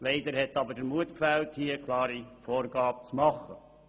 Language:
Swiss German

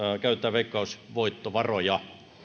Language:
Finnish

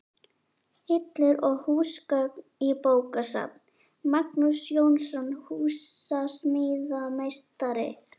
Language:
Icelandic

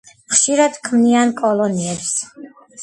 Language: Georgian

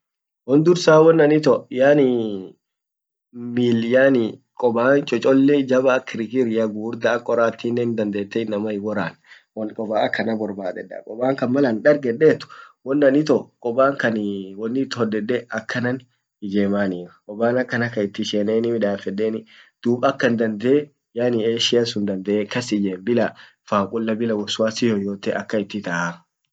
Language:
Orma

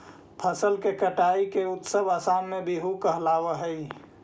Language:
Magahi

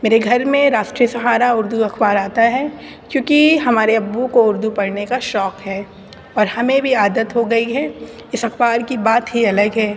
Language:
Urdu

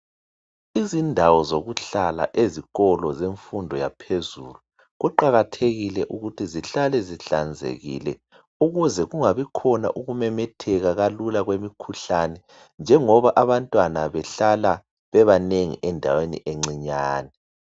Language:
North Ndebele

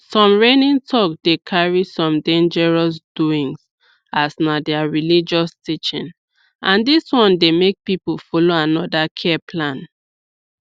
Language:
Nigerian Pidgin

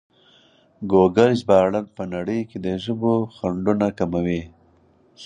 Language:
Pashto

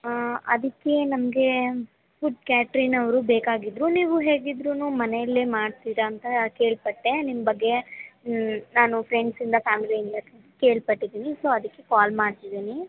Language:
Kannada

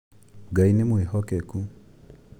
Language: Kikuyu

